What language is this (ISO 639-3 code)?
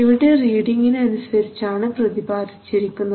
mal